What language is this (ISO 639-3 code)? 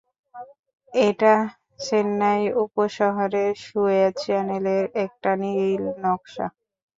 ben